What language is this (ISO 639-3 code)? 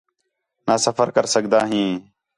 xhe